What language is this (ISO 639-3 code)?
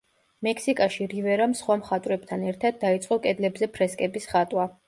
kat